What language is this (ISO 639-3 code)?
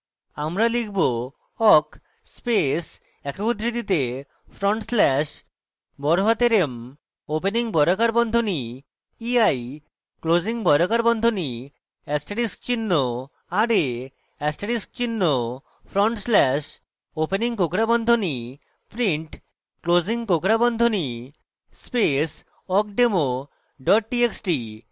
ben